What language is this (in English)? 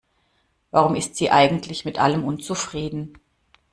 German